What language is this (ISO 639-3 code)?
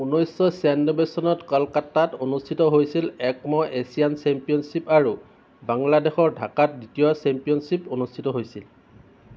asm